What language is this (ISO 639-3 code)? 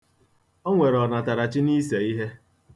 ibo